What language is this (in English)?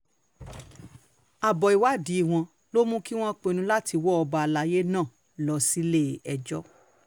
Yoruba